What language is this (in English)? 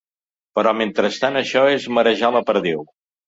Catalan